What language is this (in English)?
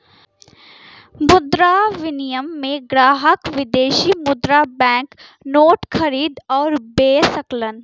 Bhojpuri